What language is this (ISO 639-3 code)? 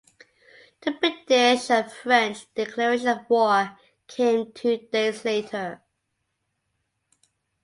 eng